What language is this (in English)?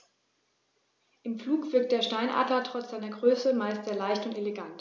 German